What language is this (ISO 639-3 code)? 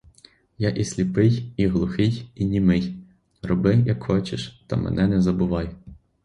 ukr